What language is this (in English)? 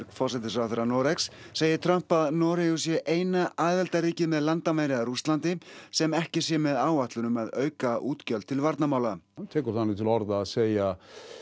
Icelandic